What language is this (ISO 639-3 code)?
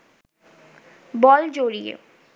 ben